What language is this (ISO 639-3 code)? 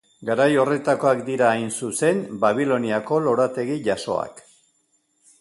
eus